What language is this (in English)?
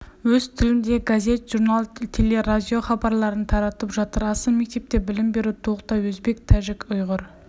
Kazakh